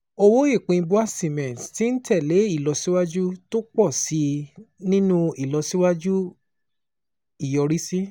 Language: Yoruba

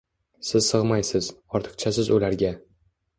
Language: Uzbek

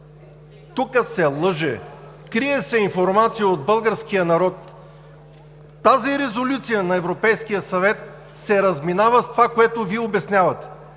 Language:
Bulgarian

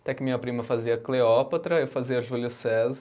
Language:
Portuguese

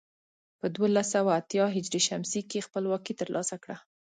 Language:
Pashto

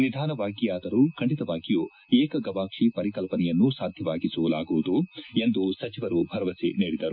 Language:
Kannada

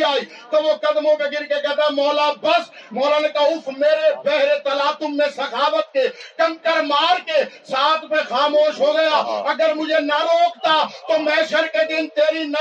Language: Urdu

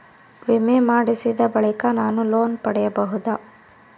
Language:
Kannada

